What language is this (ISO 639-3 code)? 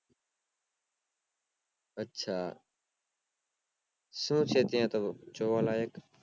guj